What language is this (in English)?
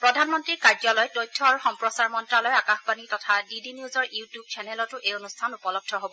Assamese